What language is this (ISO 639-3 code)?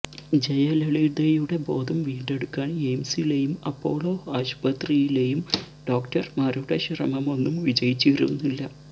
mal